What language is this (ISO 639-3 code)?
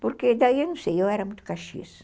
por